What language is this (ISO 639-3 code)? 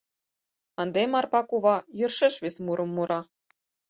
chm